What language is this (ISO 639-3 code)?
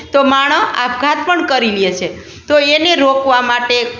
guj